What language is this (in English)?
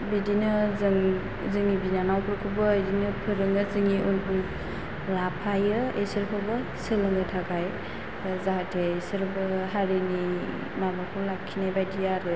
Bodo